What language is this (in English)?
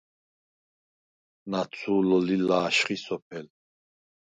Svan